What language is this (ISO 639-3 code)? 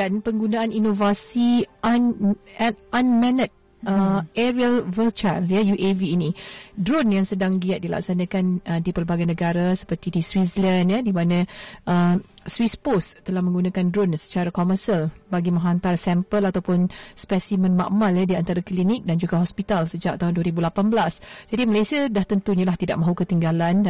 msa